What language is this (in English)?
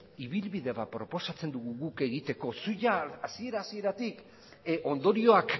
Basque